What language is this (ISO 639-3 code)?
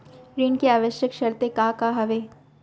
hne